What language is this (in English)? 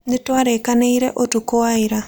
Kikuyu